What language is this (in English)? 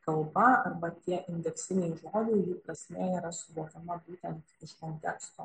Lithuanian